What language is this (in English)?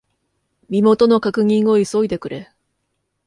Japanese